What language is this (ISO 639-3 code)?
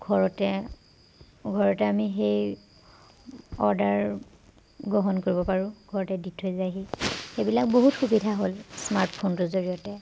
asm